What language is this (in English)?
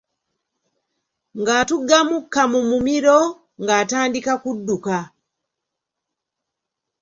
Ganda